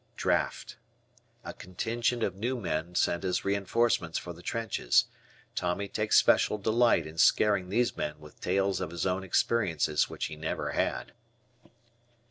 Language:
English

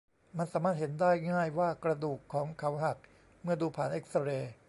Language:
Thai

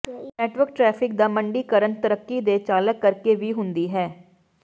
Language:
Punjabi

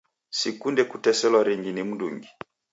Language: Taita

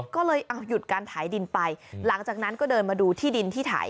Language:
Thai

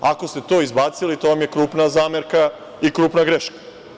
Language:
Serbian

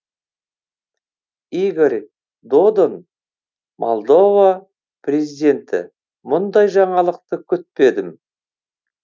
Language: Kazakh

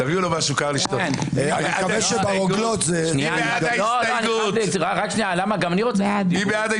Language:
Hebrew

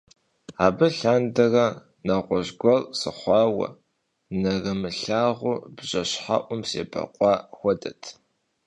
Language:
Kabardian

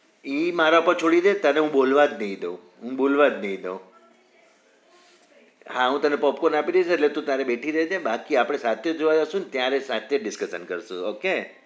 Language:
Gujarati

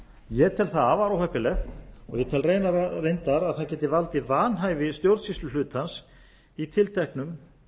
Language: Icelandic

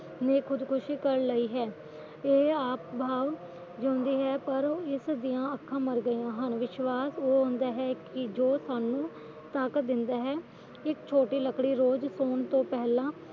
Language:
Punjabi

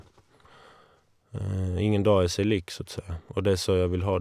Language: Norwegian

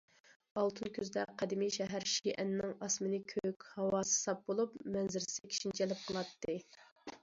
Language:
Uyghur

